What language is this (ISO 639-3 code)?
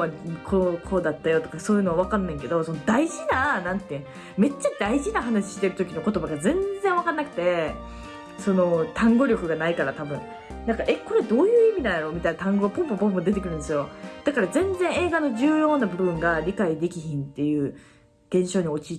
jpn